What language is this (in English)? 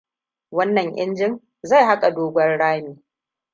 Hausa